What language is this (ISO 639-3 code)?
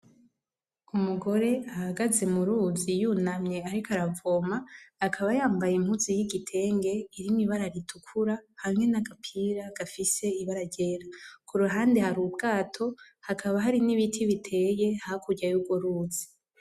run